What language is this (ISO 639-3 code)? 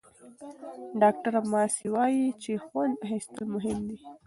pus